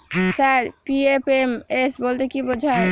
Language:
Bangla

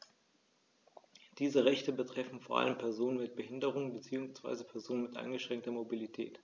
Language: German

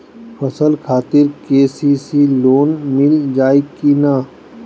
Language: Bhojpuri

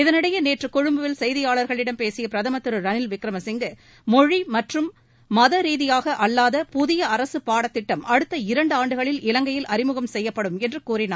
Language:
Tamil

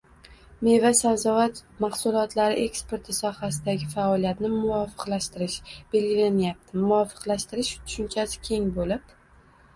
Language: Uzbek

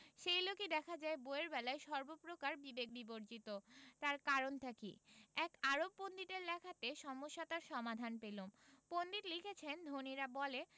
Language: Bangla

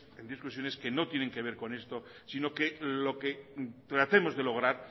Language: Spanish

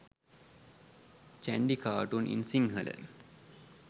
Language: Sinhala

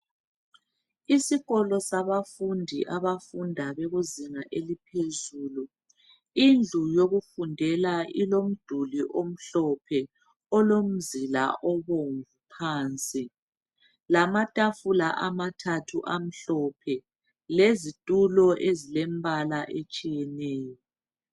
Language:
North Ndebele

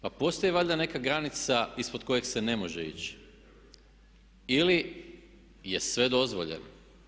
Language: Croatian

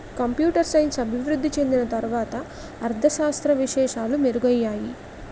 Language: Telugu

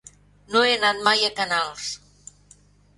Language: Catalan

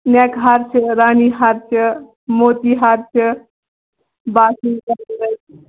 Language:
Kashmiri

